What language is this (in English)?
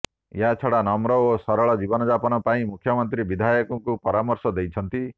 Odia